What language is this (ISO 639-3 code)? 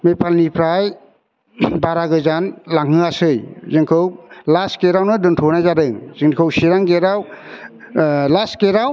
brx